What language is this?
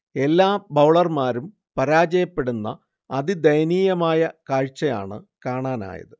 Malayalam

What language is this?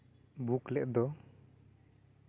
Santali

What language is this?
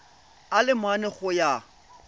Tswana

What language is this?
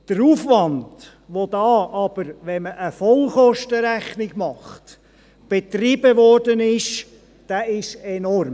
Swiss German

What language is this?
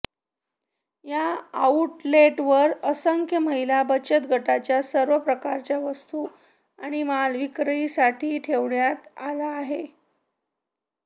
Marathi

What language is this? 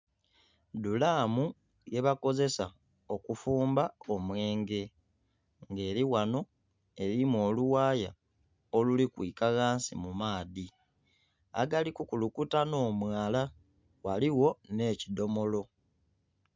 Soga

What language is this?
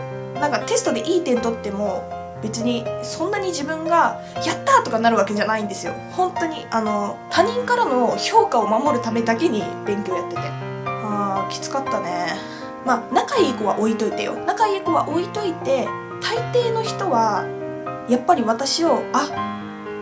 Japanese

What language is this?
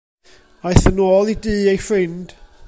Welsh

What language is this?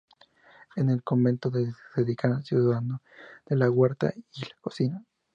Spanish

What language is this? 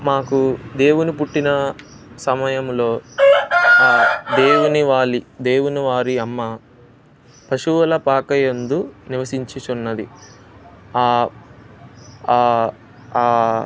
Telugu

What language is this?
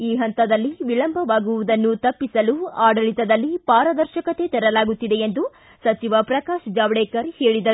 Kannada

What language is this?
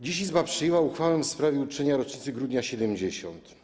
Polish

